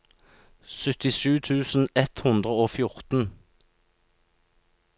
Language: Norwegian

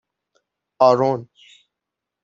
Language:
Persian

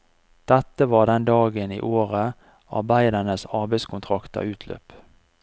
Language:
Norwegian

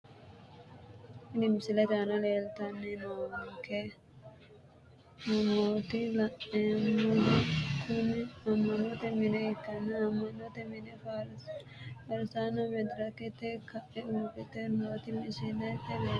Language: Sidamo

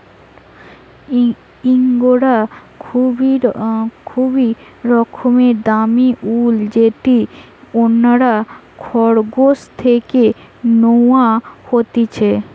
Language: Bangla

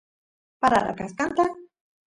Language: Santiago del Estero Quichua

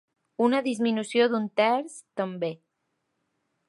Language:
Catalan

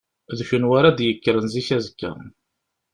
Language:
Kabyle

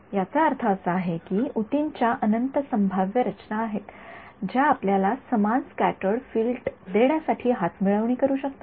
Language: Marathi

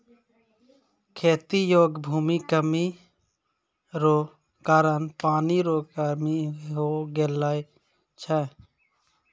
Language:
Maithili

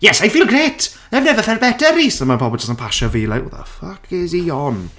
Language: Welsh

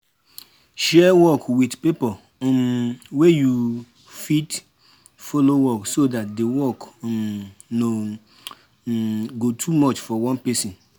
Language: Nigerian Pidgin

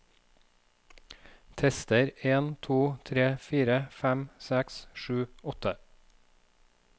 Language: Norwegian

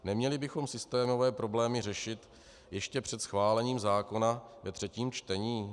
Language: Czech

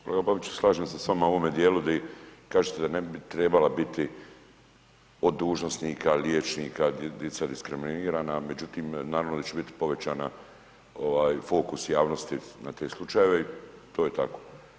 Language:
Croatian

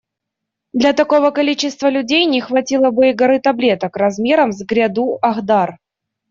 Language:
Russian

